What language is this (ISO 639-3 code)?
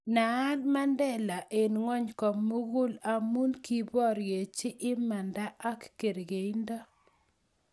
kln